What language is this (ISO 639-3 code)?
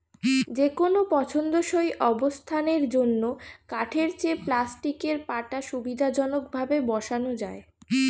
ben